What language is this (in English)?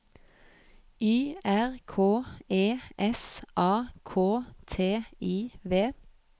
Norwegian